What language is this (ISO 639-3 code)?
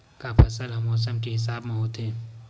hne